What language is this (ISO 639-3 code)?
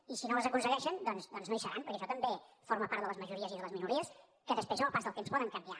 cat